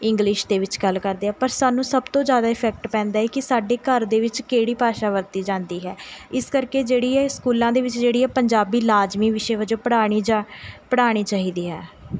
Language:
Punjabi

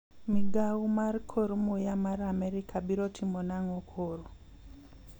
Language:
Luo (Kenya and Tanzania)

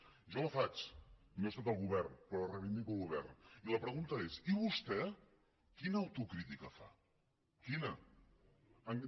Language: Catalan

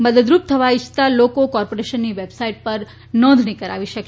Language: Gujarati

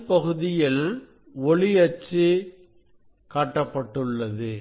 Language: Tamil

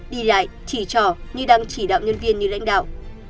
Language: Vietnamese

